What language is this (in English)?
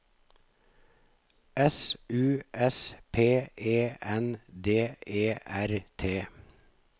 Norwegian